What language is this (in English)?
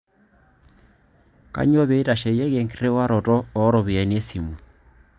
Masai